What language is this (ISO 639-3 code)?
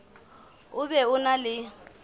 sot